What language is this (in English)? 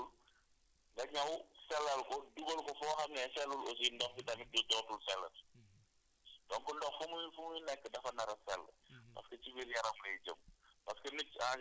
Wolof